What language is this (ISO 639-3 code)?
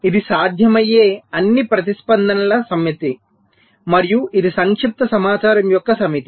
tel